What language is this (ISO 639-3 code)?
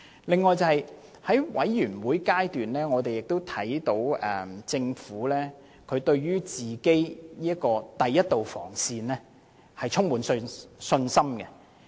yue